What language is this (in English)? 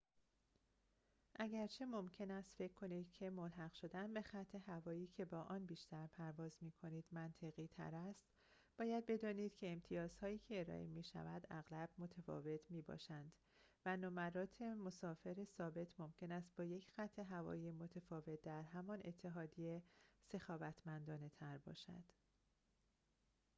Persian